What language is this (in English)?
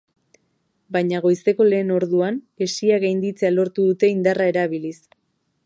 Basque